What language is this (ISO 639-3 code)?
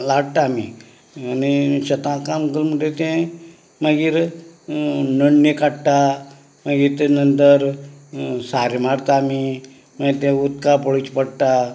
kok